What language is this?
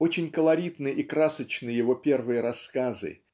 Russian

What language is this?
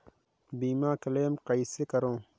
Chhattisgarhi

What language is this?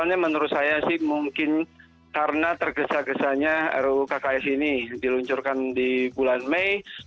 Indonesian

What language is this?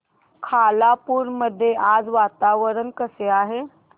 Marathi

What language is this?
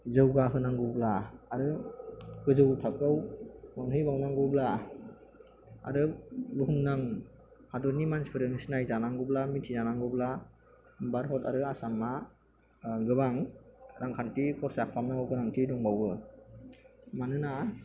Bodo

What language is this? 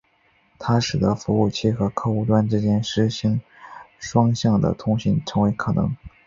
Chinese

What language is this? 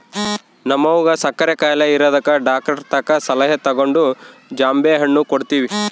Kannada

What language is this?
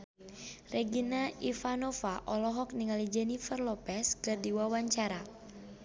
Sundanese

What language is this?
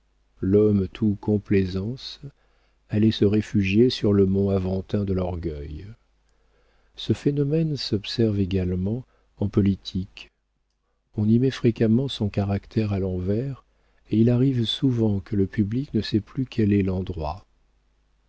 French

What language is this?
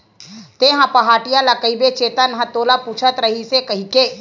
Chhattisgarhi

